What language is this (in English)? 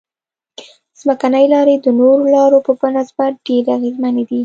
Pashto